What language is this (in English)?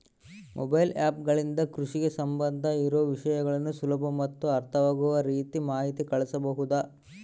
Kannada